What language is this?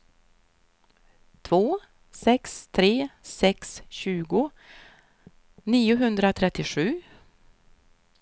Swedish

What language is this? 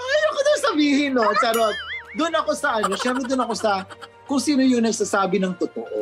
Filipino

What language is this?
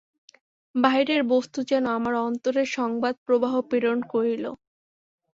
Bangla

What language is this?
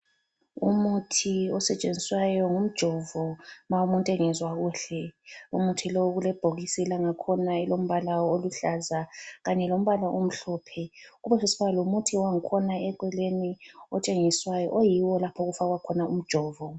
North Ndebele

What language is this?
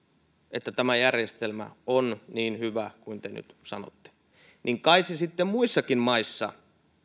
Finnish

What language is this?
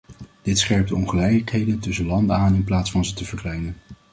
Dutch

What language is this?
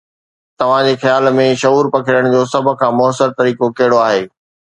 Sindhi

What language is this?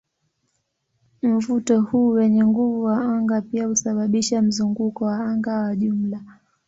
Swahili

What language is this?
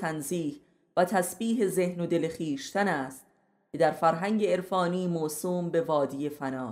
Persian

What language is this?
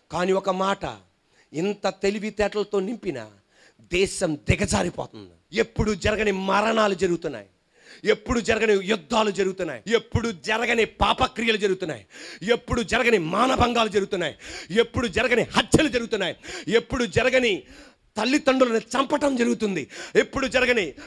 Telugu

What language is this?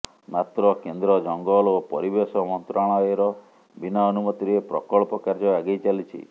Odia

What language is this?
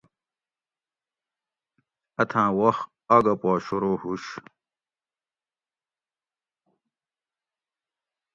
Gawri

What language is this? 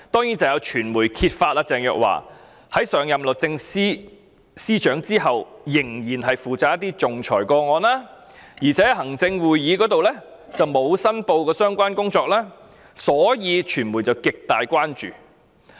Cantonese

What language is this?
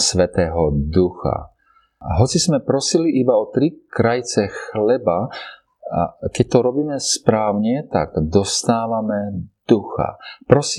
Slovak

